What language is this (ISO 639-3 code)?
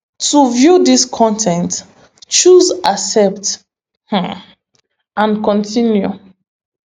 pcm